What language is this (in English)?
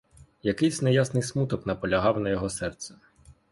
Ukrainian